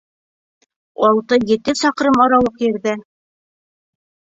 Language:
Bashkir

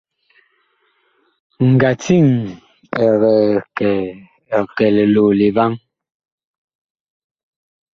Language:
Bakoko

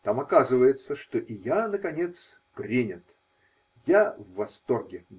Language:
Russian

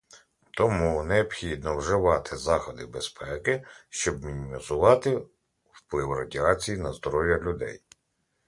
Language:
Ukrainian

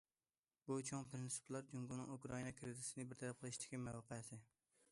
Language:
Uyghur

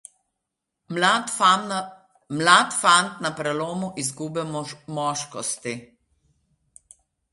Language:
Slovenian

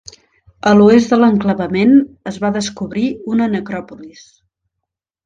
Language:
Catalan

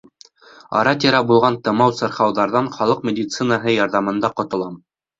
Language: Bashkir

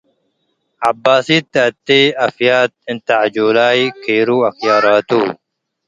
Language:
Tigre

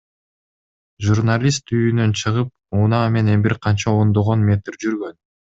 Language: Kyrgyz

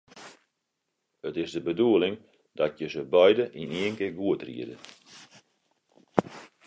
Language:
Western Frisian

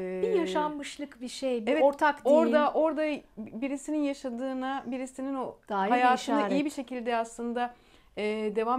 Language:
Turkish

